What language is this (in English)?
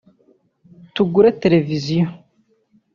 Kinyarwanda